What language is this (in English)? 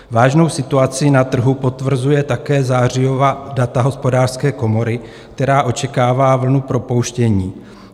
Czech